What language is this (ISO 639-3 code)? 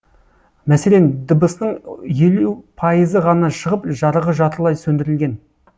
kaz